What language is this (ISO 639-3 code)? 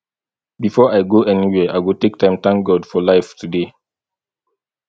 pcm